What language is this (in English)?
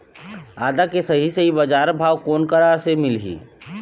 Chhattisgarhi